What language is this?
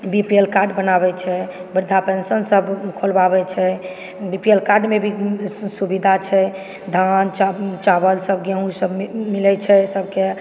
Maithili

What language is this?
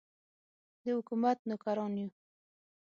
Pashto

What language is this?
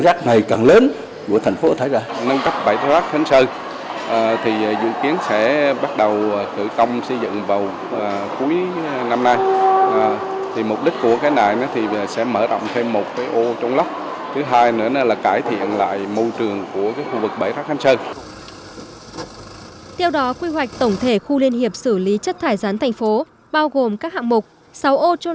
Vietnamese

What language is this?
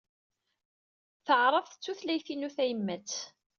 Kabyle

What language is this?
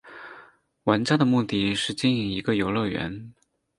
Chinese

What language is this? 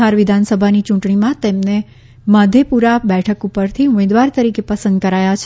Gujarati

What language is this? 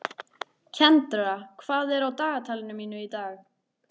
Icelandic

